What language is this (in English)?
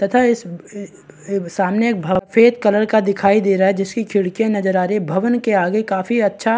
Hindi